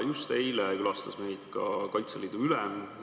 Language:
Estonian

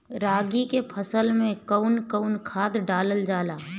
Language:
Bhojpuri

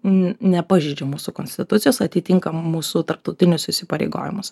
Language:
Lithuanian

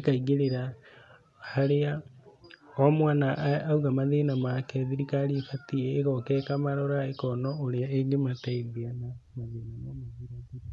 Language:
Kikuyu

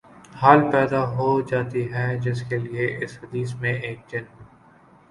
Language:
Urdu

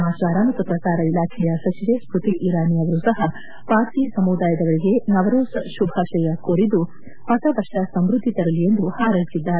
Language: Kannada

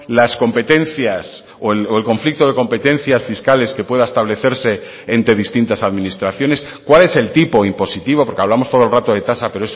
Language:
Spanish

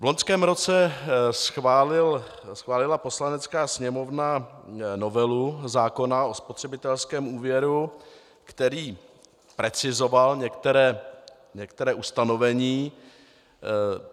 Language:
Czech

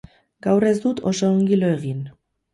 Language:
Basque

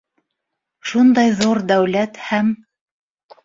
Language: Bashkir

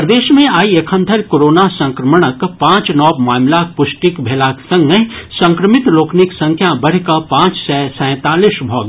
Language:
Maithili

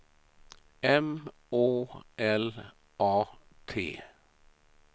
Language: Swedish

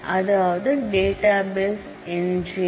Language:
Tamil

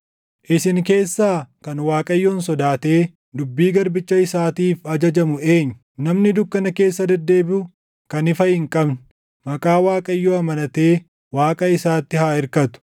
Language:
Oromo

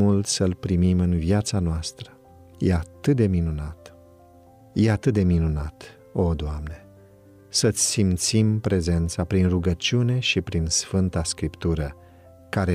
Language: Romanian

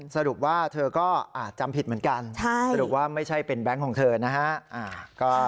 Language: Thai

